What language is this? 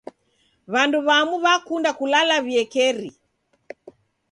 Taita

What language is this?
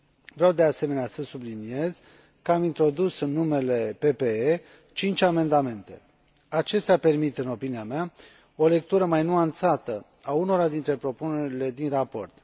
Romanian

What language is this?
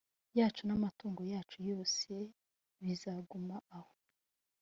Kinyarwanda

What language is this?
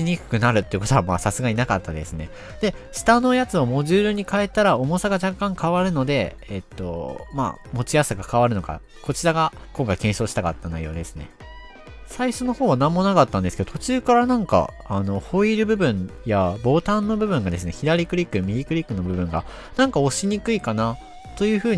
Japanese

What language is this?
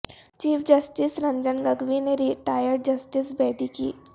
Urdu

